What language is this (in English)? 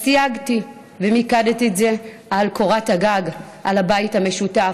Hebrew